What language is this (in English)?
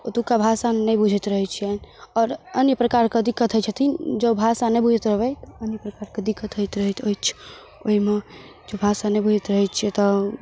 Maithili